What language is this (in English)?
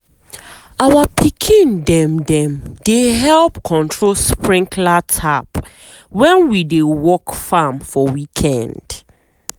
Nigerian Pidgin